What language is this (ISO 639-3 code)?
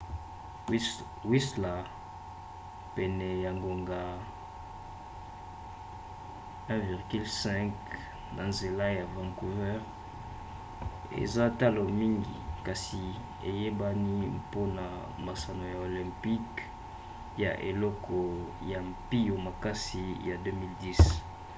lin